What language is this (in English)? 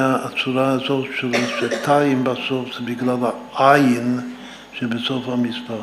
Hebrew